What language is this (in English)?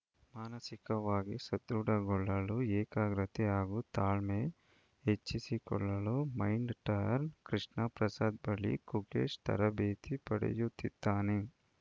Kannada